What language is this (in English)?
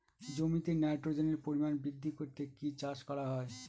Bangla